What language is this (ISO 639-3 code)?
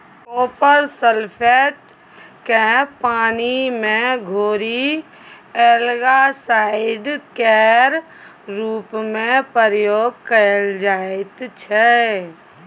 mai